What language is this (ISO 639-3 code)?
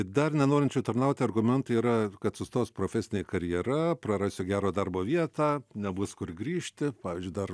lit